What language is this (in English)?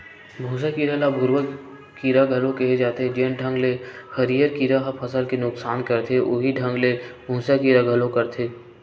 Chhattisgarhi